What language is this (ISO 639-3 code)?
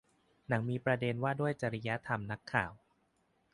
tha